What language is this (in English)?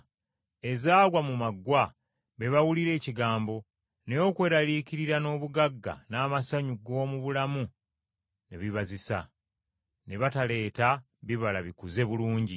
Ganda